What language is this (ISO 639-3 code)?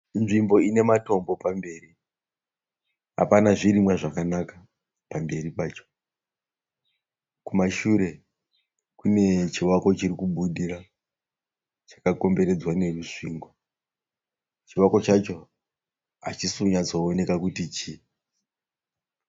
sna